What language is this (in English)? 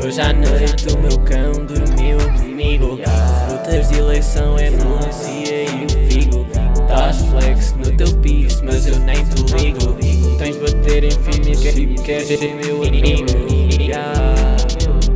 Portuguese